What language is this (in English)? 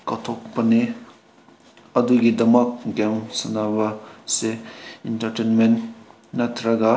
Manipuri